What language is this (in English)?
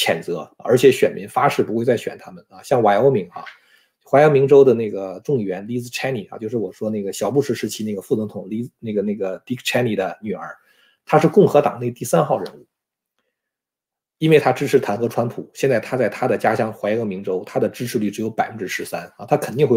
Chinese